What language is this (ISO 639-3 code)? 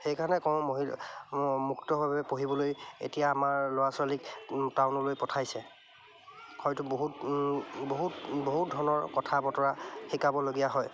asm